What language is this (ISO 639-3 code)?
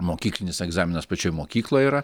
lit